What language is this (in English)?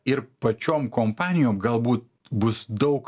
Lithuanian